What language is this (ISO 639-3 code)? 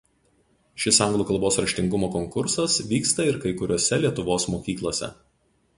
lit